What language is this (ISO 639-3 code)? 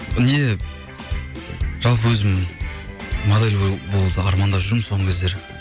kaz